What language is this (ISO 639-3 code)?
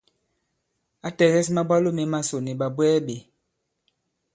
abb